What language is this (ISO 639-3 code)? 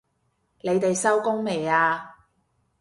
yue